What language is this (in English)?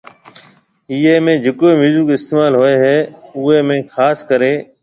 Marwari (Pakistan)